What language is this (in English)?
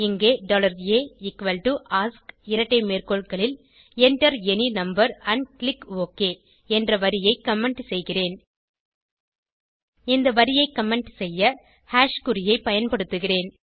Tamil